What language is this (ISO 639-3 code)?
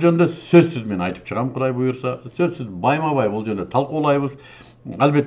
tur